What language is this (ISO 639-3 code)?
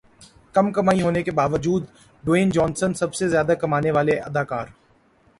urd